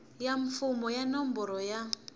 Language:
Tsonga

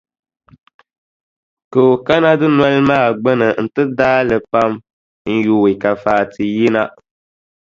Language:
Dagbani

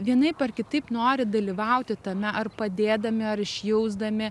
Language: Lithuanian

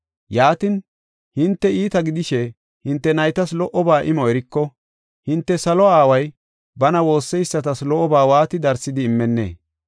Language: Gofa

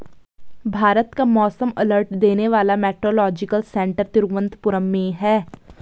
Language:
Hindi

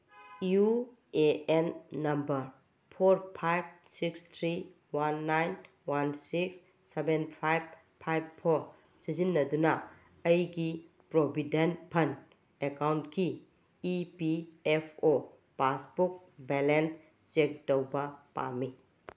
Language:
Manipuri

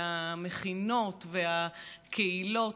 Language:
Hebrew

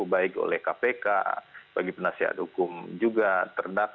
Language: Indonesian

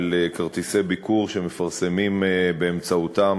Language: Hebrew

